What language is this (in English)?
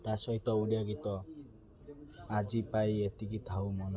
Odia